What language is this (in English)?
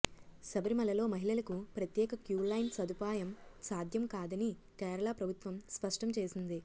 Telugu